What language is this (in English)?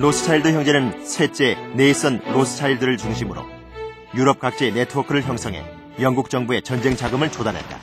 Korean